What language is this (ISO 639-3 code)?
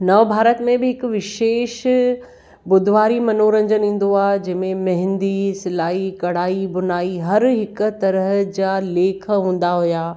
snd